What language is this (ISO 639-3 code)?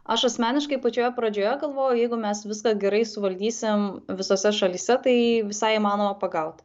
lit